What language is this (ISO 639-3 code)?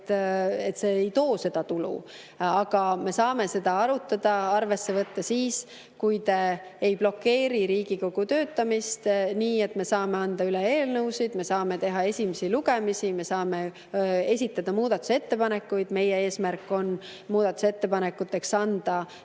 est